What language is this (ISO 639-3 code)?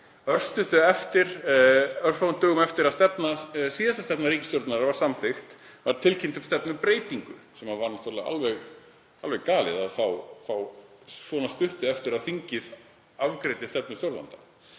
isl